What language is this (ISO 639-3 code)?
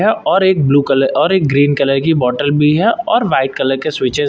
hin